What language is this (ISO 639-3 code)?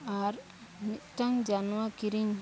sat